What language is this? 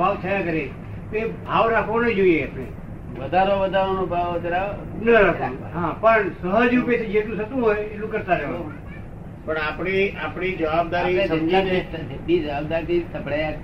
Gujarati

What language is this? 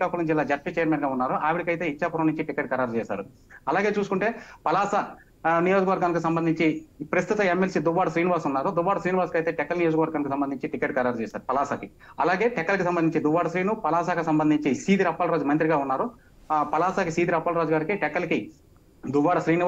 Telugu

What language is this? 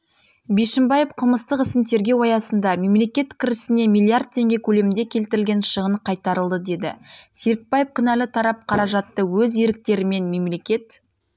Kazakh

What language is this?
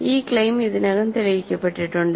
Malayalam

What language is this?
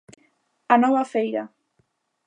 Galician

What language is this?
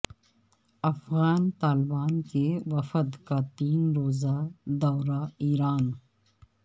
Urdu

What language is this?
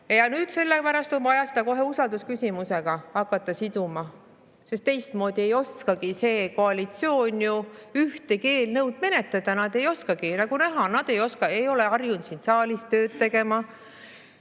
Estonian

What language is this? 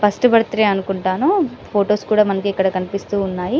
Telugu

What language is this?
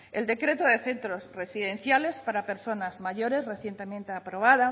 Spanish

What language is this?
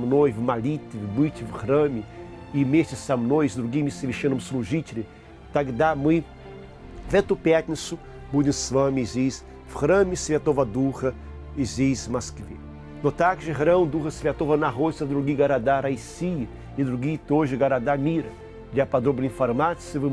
Russian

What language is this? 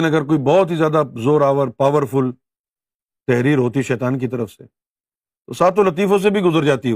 Urdu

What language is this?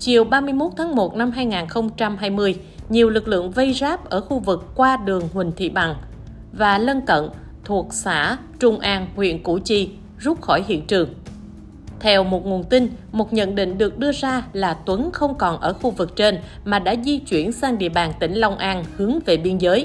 Vietnamese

